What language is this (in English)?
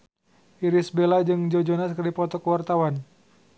Sundanese